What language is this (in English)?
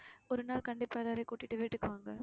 Tamil